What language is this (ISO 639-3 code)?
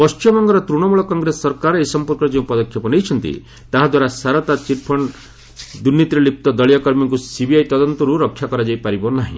ori